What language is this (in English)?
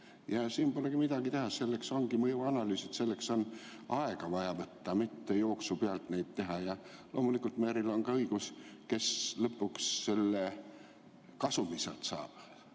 Estonian